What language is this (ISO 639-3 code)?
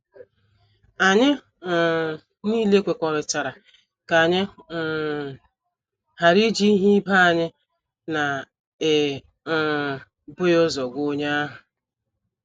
ibo